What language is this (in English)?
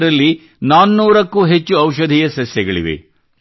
Kannada